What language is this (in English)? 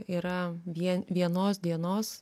Lithuanian